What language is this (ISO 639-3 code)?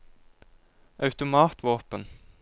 nor